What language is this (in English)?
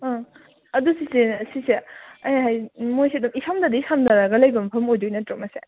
Manipuri